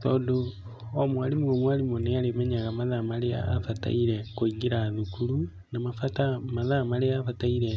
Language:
Kikuyu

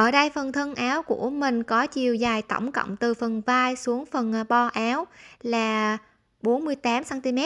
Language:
Vietnamese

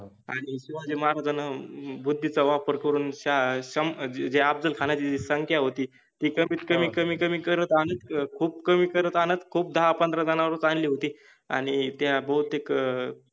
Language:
Marathi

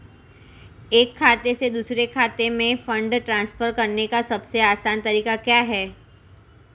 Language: Hindi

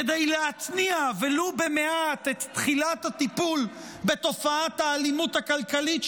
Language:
Hebrew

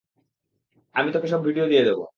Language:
Bangla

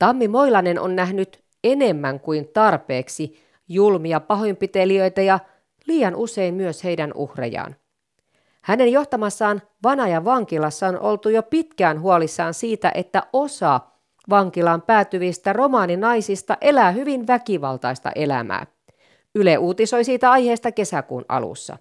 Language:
Finnish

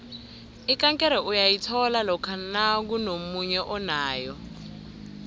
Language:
South Ndebele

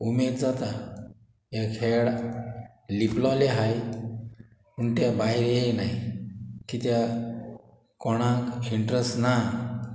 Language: Konkani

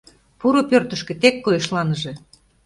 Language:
Mari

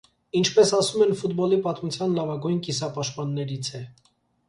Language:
Armenian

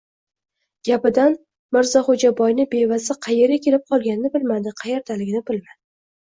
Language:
Uzbek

